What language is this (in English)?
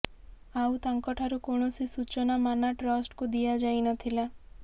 Odia